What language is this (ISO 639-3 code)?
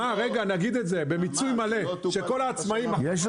heb